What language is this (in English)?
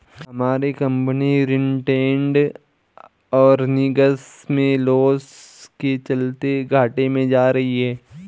Hindi